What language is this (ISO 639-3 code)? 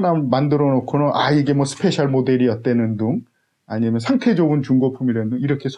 kor